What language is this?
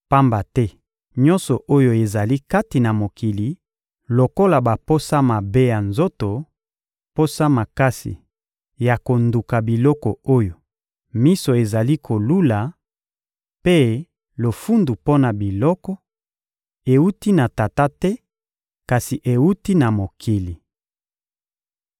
Lingala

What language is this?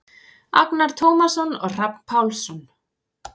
Icelandic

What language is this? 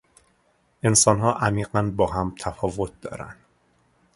Persian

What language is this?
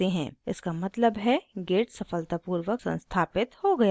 Hindi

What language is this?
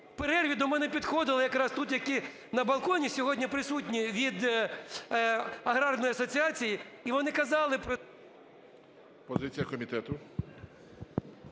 Ukrainian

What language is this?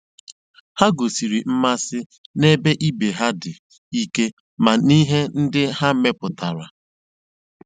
Igbo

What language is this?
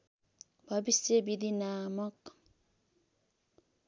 Nepali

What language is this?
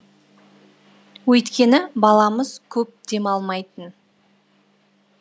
Kazakh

